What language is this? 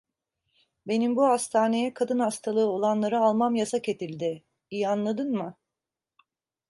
Turkish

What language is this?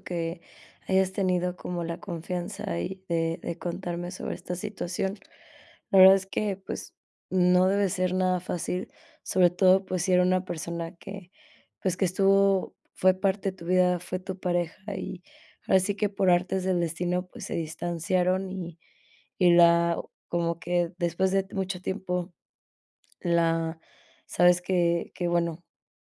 Spanish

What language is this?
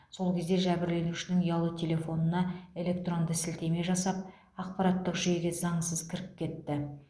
Kazakh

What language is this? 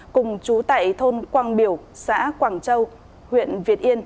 Vietnamese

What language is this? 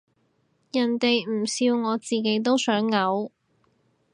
Cantonese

